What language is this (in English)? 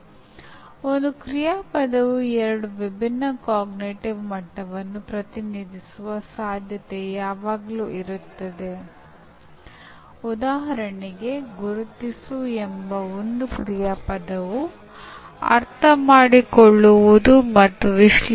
Kannada